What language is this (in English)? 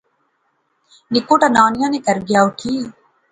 Pahari-Potwari